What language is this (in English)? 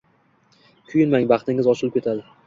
Uzbek